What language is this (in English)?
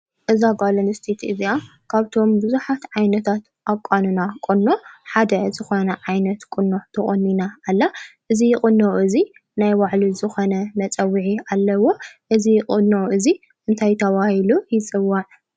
Tigrinya